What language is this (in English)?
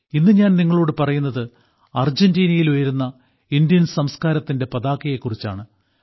Malayalam